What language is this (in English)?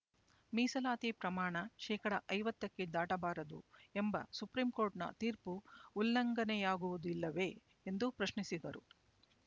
Kannada